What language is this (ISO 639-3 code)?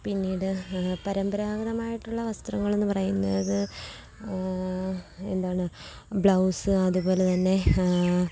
mal